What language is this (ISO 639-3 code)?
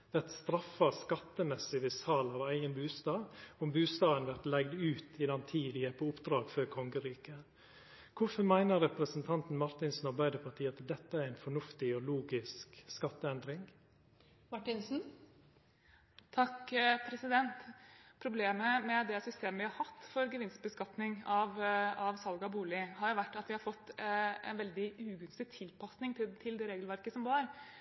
nor